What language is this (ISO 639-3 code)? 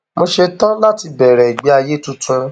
yor